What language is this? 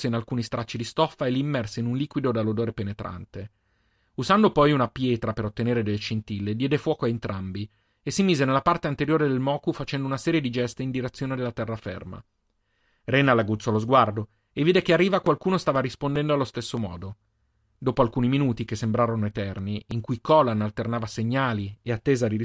Italian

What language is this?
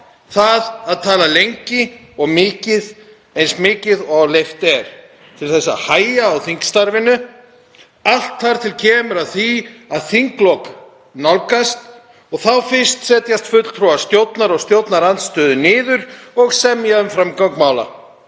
Icelandic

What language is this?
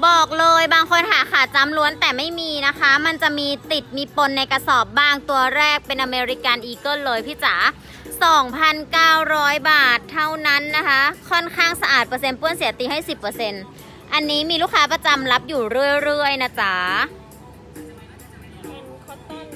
Thai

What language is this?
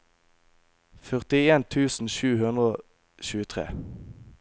Norwegian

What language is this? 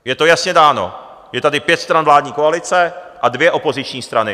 Czech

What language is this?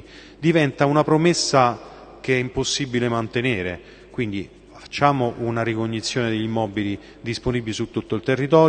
Italian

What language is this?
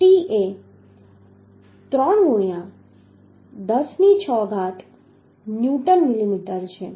Gujarati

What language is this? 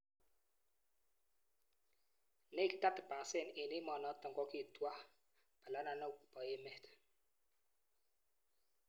Kalenjin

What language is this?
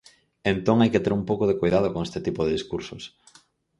Galician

